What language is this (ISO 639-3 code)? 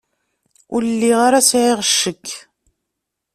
kab